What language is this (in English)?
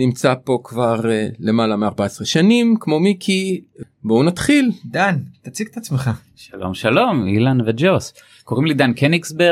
Hebrew